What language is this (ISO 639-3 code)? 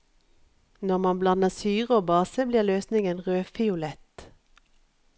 nor